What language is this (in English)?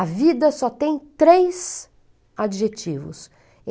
Portuguese